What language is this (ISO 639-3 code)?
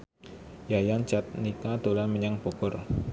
jav